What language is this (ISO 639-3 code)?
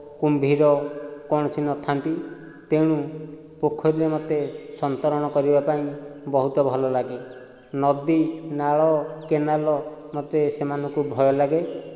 ori